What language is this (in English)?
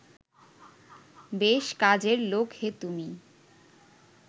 Bangla